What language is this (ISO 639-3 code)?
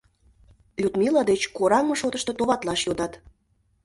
chm